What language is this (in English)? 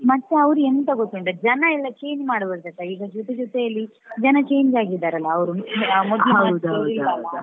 Kannada